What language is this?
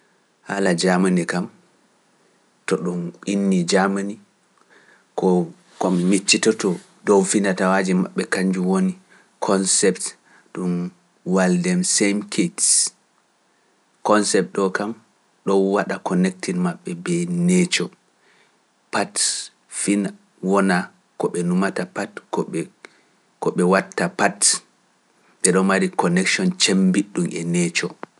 Pular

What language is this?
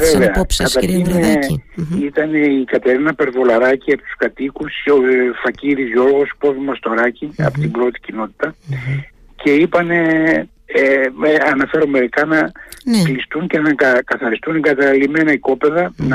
Greek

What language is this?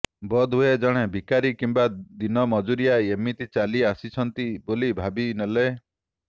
Odia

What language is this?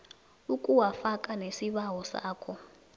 South Ndebele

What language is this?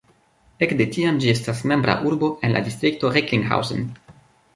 Esperanto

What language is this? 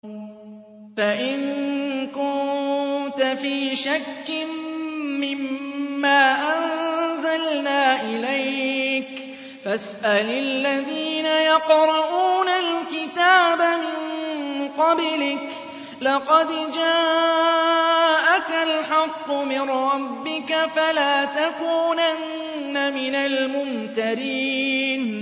Arabic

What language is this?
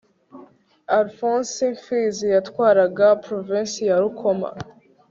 Kinyarwanda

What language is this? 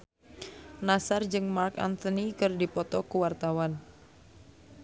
Sundanese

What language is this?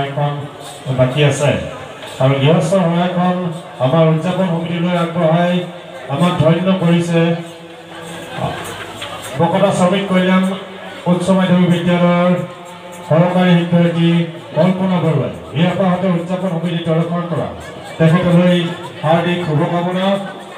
Thai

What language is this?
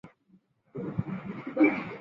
Chinese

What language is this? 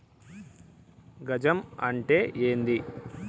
Telugu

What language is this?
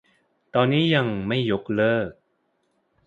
Thai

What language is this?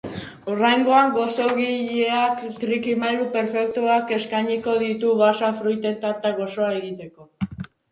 Basque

